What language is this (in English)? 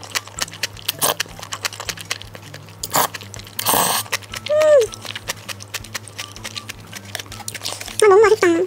Korean